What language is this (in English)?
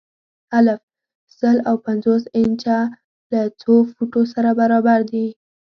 Pashto